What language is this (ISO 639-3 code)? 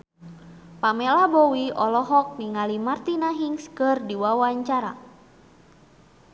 sun